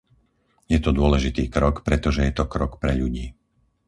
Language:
Slovak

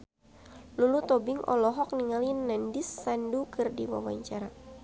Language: Sundanese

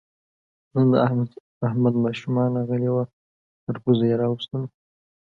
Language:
Pashto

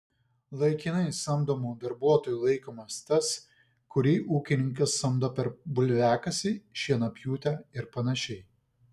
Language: Lithuanian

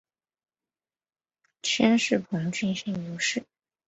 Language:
Chinese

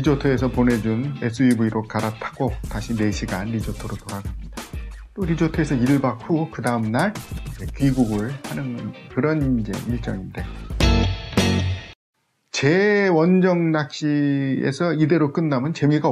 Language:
Korean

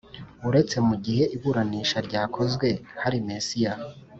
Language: Kinyarwanda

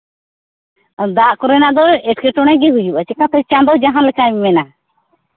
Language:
Santali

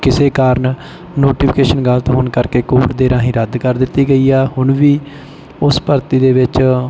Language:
Punjabi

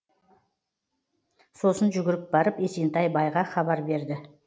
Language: Kazakh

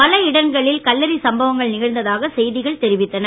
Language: Tamil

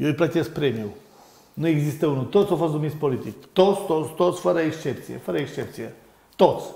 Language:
Romanian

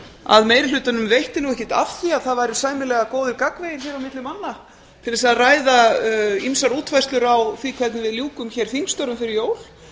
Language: Icelandic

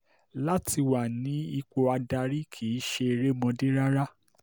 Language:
Yoruba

